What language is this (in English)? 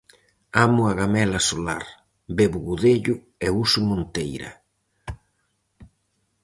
Galician